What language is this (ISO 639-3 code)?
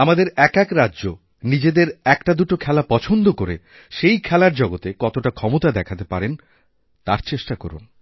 ben